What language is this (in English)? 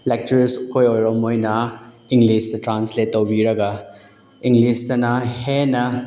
Manipuri